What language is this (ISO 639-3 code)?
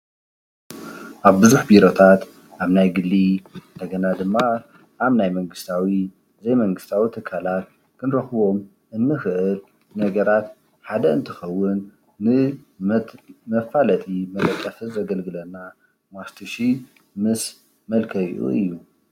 tir